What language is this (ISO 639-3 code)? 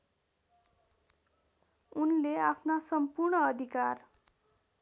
nep